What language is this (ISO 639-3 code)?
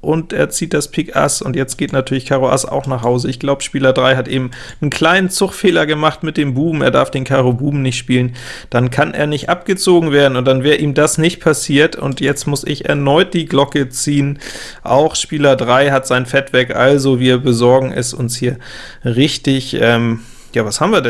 deu